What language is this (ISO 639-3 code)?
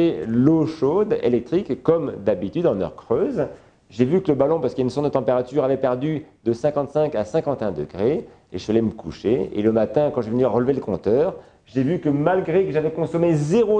fra